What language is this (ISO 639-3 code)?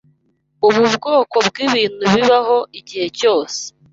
kin